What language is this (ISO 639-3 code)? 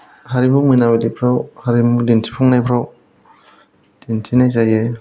brx